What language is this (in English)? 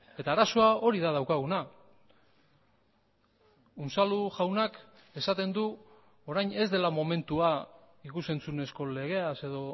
Basque